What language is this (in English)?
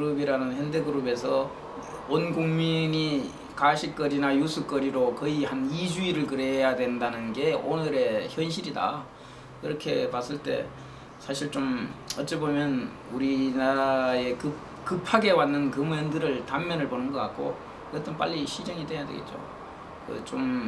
Korean